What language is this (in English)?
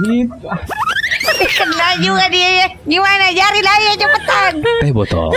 Indonesian